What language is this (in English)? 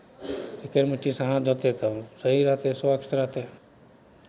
Maithili